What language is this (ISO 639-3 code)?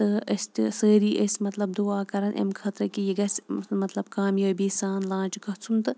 kas